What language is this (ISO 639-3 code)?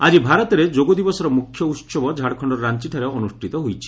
ori